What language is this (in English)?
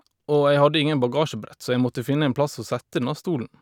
Norwegian